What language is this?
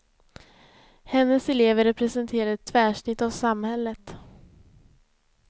Swedish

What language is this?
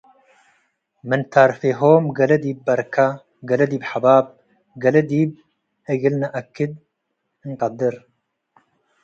Tigre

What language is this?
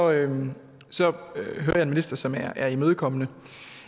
Danish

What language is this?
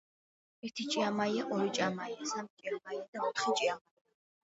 Georgian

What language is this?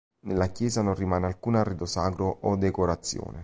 Italian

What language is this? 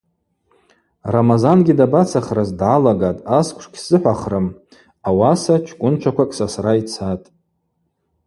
Abaza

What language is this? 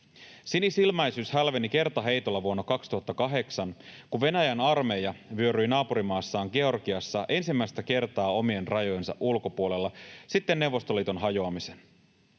Finnish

